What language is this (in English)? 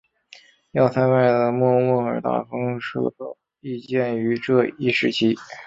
Chinese